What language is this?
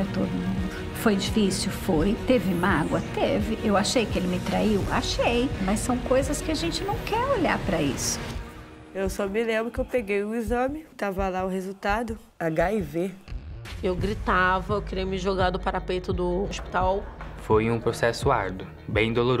Portuguese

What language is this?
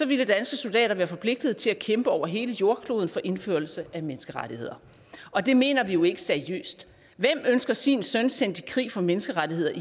Danish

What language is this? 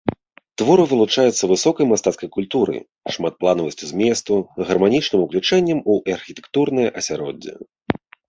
Belarusian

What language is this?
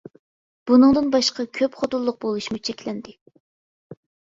Uyghur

